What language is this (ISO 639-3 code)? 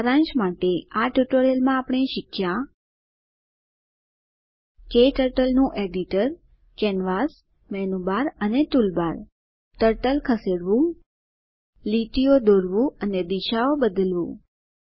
guj